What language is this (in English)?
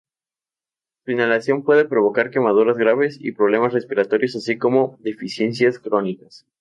Spanish